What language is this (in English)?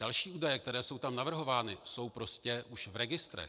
Czech